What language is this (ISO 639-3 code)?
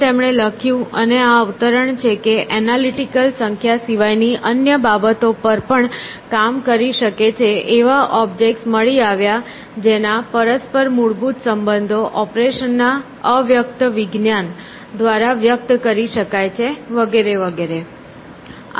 guj